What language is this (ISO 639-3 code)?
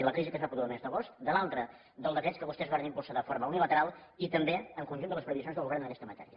cat